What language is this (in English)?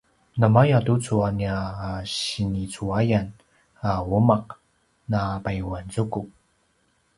Paiwan